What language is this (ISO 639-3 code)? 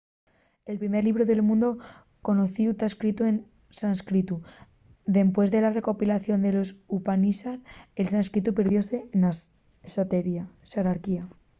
ast